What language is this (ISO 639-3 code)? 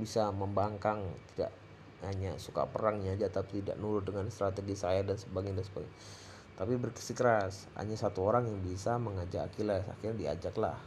ind